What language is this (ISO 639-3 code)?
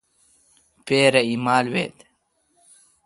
xka